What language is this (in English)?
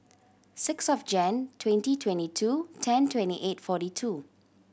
English